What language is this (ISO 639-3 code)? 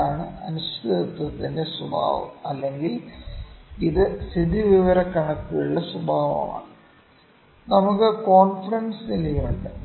mal